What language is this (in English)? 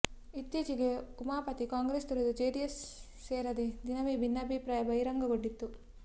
Kannada